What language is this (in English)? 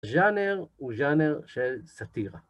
Hebrew